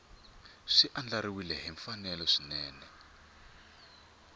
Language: Tsonga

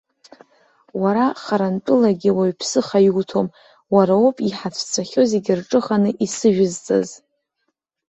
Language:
Abkhazian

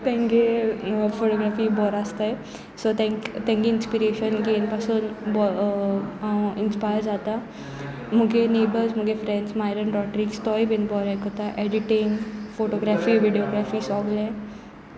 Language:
Konkani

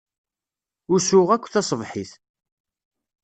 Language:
Kabyle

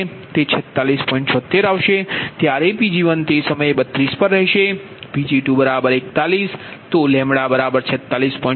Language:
Gujarati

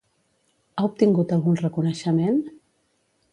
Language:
Catalan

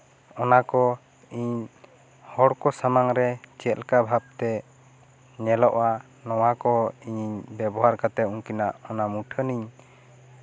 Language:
Santali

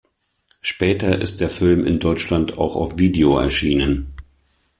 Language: German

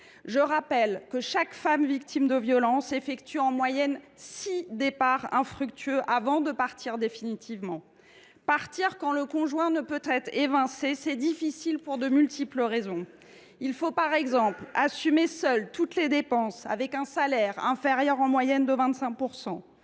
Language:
French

